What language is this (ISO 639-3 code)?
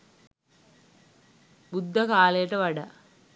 sin